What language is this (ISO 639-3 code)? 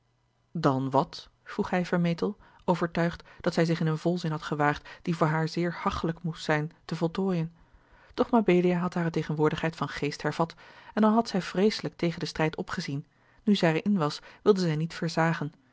nld